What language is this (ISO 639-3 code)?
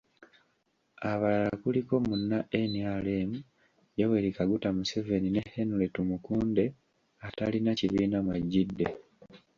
lug